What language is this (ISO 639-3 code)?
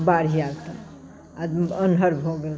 mai